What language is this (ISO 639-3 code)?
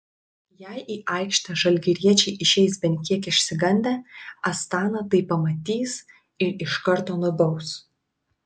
lit